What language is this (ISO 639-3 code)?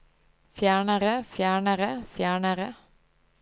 nor